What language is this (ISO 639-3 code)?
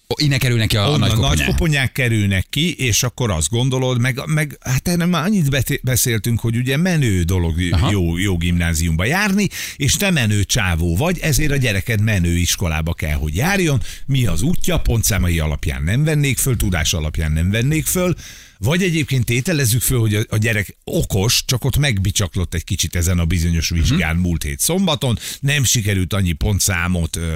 hun